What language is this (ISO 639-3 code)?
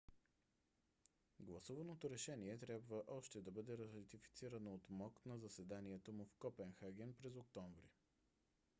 bul